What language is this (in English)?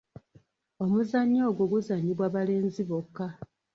Ganda